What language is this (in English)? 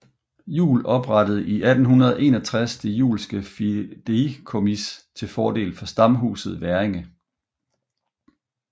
Danish